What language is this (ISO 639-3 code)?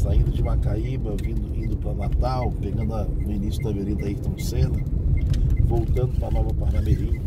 por